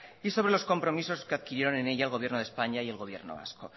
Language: Spanish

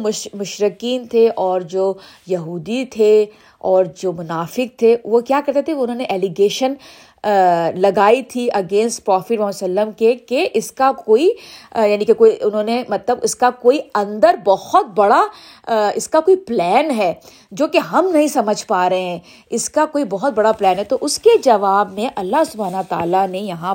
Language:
Urdu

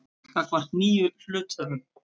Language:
Icelandic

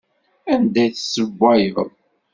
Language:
Kabyle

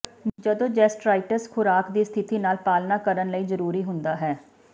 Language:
Punjabi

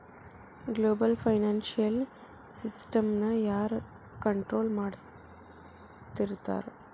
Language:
Kannada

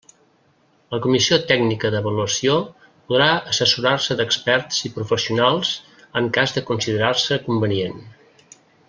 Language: Catalan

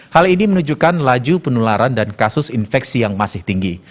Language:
Indonesian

